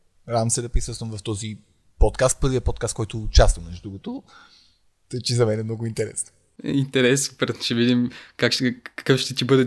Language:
Bulgarian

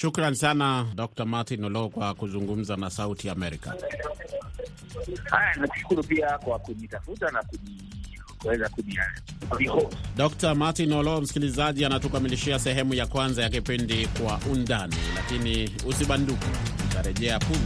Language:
Swahili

